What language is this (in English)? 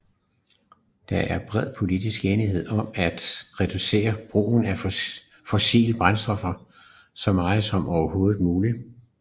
Danish